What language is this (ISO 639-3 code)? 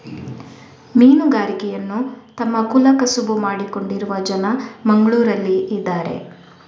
kan